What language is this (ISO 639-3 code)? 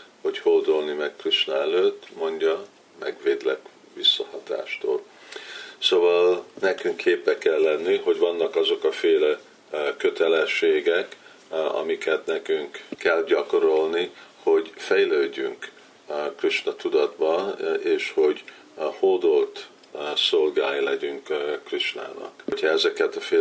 hun